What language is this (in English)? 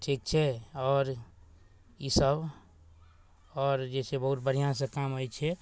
Maithili